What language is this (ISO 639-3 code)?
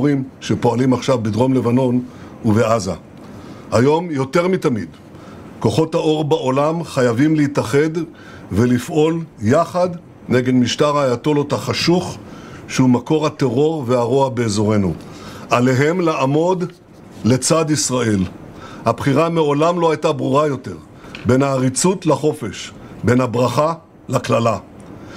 heb